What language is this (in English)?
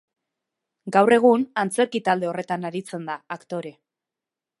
Basque